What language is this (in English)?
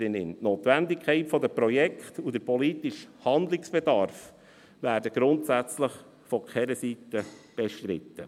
Swiss German